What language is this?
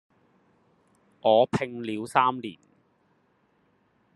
Chinese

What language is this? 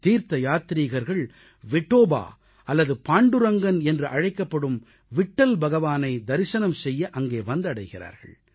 Tamil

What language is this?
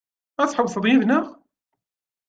Kabyle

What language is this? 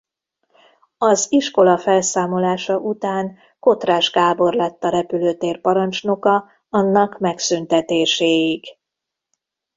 Hungarian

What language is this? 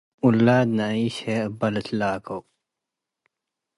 Tigre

